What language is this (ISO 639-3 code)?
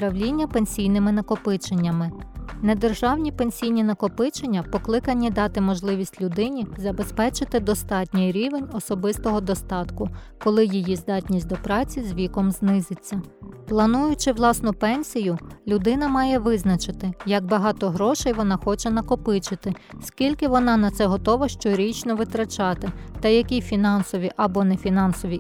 ukr